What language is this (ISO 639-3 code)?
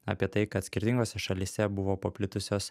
lit